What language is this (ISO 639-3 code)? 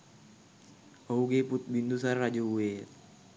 sin